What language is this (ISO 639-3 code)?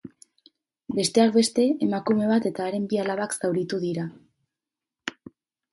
eus